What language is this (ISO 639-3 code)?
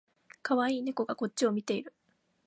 jpn